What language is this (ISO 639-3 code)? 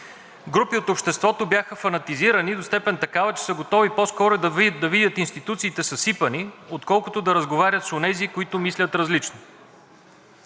bul